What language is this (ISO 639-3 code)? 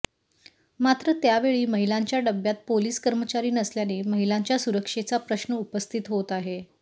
mar